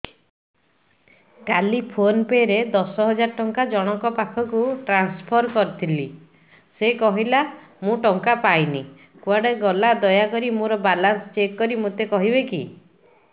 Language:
Odia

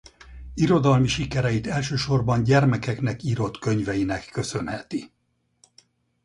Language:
Hungarian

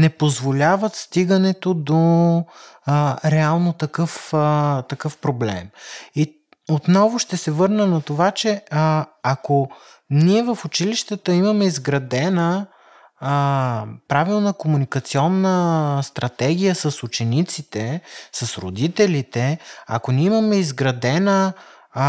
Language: Bulgarian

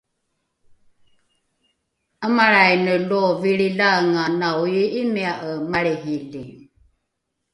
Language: Rukai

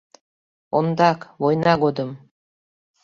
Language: Mari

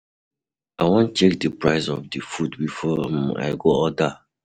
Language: Nigerian Pidgin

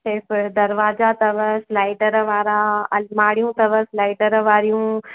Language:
Sindhi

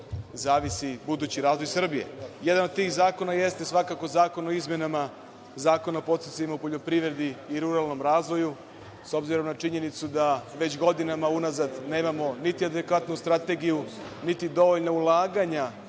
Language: Serbian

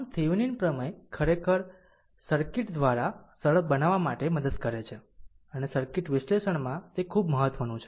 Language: Gujarati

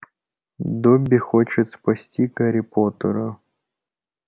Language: Russian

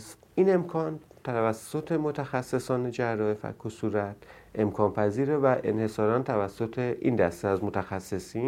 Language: Persian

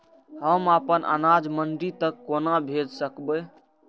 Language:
Maithili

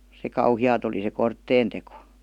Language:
Finnish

